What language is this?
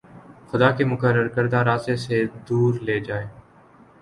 Urdu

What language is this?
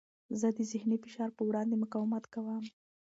Pashto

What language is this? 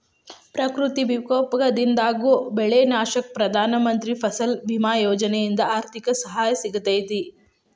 Kannada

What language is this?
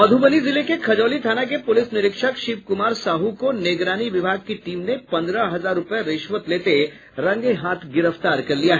Hindi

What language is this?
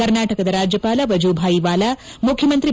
Kannada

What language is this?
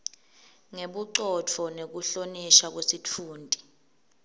Swati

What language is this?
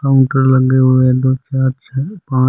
Rajasthani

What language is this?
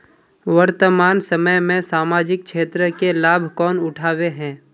Magahi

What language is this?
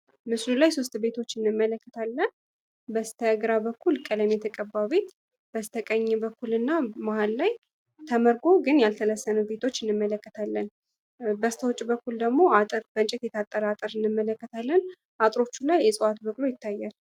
Amharic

